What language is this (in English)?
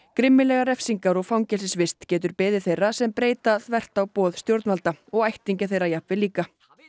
Icelandic